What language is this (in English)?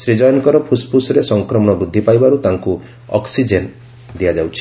Odia